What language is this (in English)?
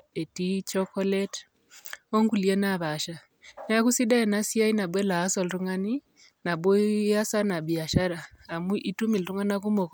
Masai